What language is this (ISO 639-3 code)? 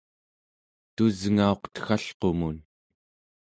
esu